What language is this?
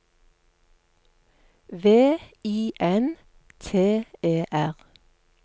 Norwegian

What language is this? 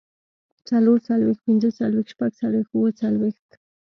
Pashto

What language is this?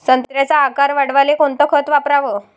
Marathi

